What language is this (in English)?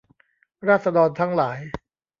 Thai